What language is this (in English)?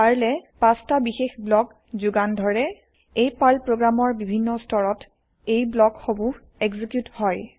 Assamese